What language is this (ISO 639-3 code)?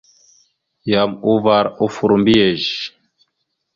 mxu